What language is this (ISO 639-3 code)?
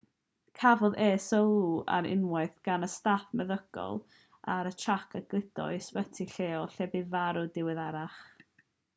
cym